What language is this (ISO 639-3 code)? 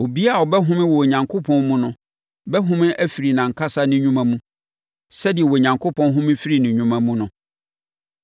aka